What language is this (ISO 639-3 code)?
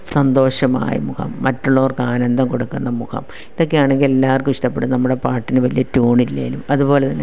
mal